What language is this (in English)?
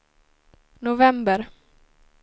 Swedish